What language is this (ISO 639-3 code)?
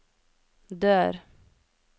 nor